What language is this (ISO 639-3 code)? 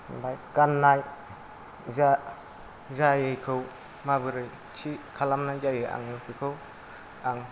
brx